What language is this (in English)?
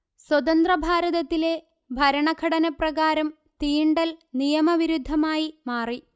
Malayalam